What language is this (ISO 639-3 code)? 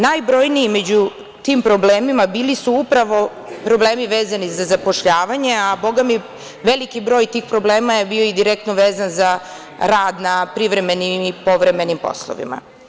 srp